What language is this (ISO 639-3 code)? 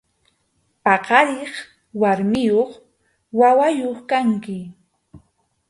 qxu